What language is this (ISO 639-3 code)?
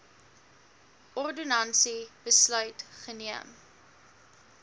afr